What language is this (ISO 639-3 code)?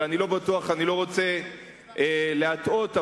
heb